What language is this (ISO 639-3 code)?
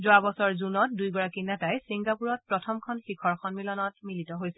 asm